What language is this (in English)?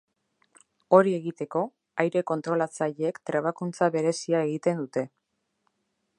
Basque